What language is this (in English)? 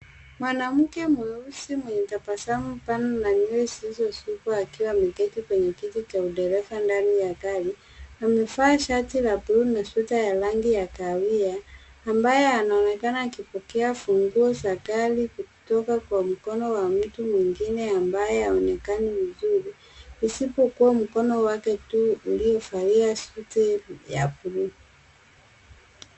Swahili